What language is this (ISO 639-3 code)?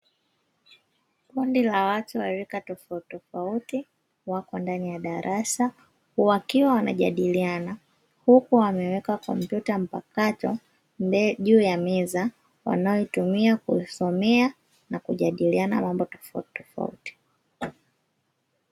swa